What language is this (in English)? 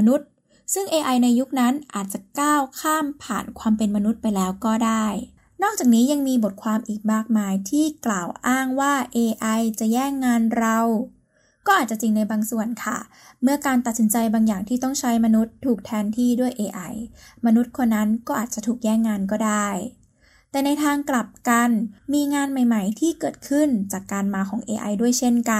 Thai